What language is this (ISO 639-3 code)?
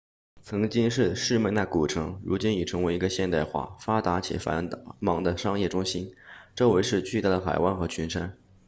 zho